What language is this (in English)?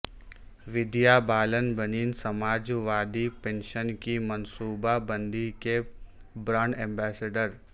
Urdu